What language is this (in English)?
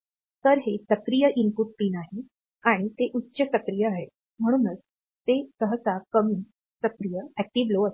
Marathi